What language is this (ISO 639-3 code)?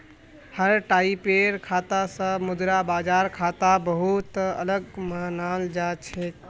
mag